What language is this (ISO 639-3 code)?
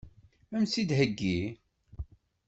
kab